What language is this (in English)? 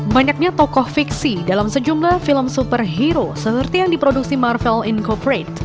Indonesian